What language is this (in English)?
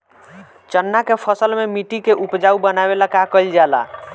Bhojpuri